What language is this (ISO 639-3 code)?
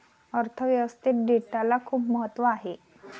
mar